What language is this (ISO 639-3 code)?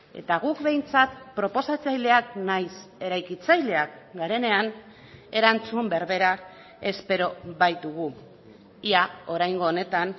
eus